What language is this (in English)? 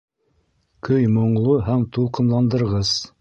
Bashkir